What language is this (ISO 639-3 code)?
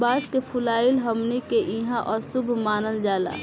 bho